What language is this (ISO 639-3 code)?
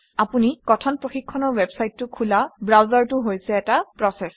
asm